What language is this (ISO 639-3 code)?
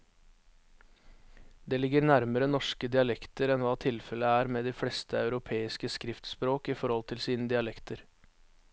nor